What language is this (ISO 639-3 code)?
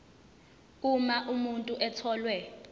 zul